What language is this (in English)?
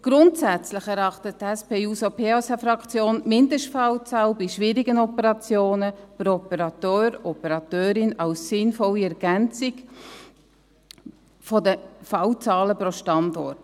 Swiss German